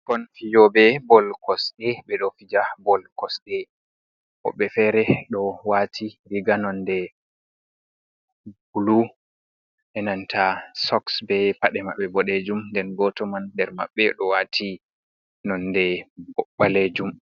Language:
Fula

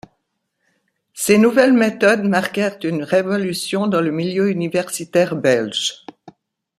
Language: French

